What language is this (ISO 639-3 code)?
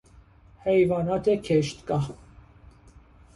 fas